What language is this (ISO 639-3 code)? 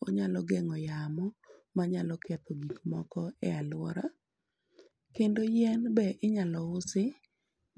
luo